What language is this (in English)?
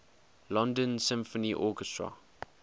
English